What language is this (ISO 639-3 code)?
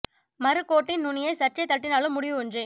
tam